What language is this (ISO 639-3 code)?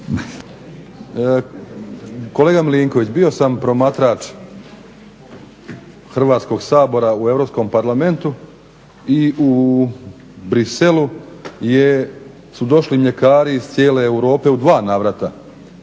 hrv